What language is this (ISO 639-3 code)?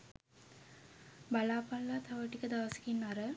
sin